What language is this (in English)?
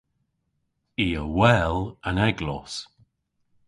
Cornish